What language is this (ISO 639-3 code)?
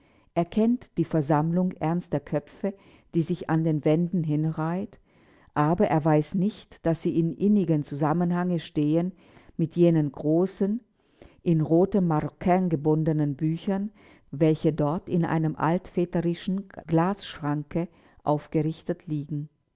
deu